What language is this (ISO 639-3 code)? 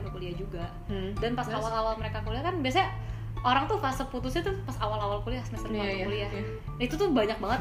ind